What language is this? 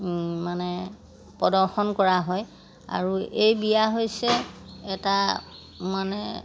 Assamese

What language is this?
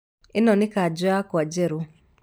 Kikuyu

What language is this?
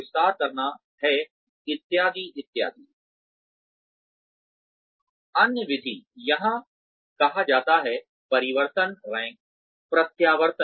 Hindi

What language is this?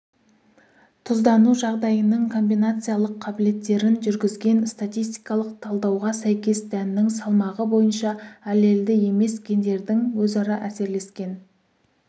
Kazakh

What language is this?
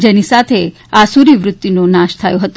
Gujarati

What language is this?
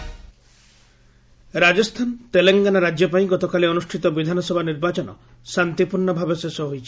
Odia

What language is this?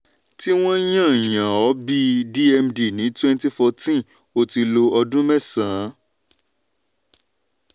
Yoruba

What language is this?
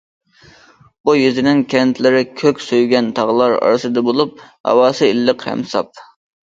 Uyghur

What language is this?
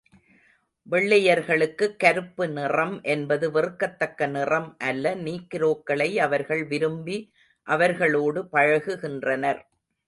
Tamil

